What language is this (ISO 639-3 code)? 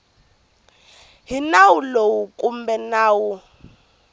tso